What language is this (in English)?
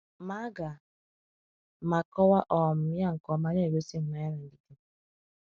Igbo